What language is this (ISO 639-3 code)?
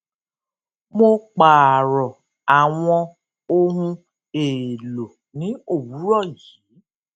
yor